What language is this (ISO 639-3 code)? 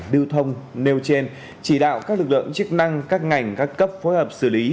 vie